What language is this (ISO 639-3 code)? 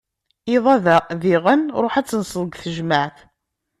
kab